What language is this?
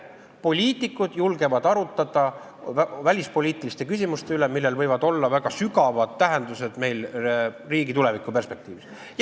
Estonian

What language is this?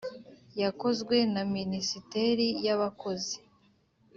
Kinyarwanda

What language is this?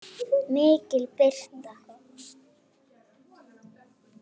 Icelandic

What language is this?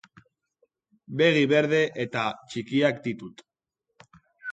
Basque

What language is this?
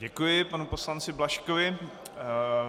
Czech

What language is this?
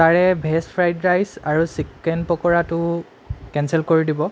Assamese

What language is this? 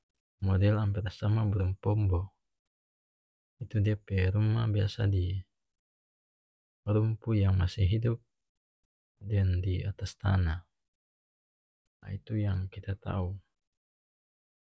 North Moluccan Malay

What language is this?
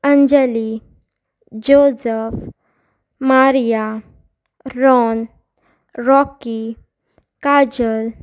Konkani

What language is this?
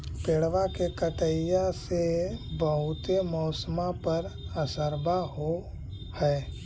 Magahi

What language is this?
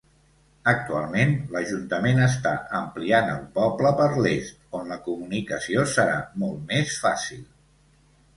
Catalan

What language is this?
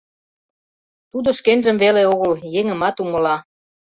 Mari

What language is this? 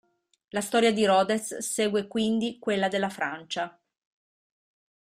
Italian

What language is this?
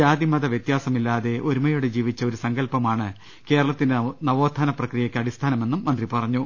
Malayalam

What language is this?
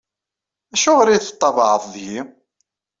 Kabyle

